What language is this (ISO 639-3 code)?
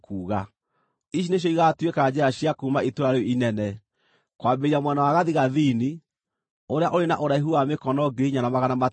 kik